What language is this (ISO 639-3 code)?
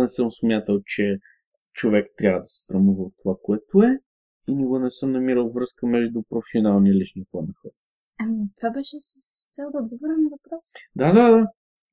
bul